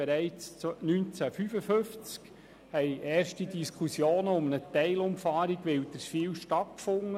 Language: Swiss German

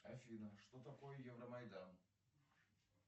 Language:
Russian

